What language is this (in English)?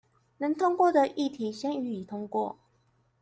Chinese